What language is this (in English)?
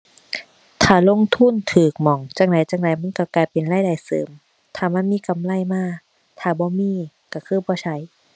Thai